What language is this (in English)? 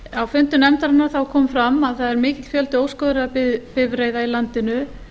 Icelandic